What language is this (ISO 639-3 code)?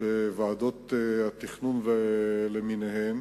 heb